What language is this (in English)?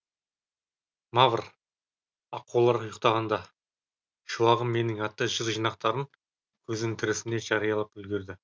Kazakh